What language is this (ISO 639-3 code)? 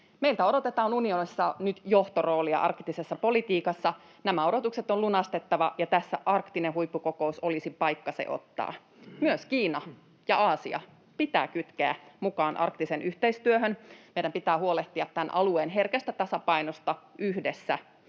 fin